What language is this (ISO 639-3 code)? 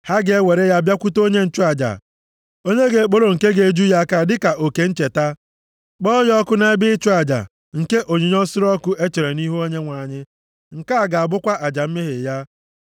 ibo